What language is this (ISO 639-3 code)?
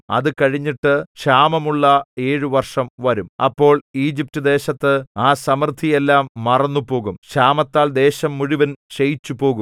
mal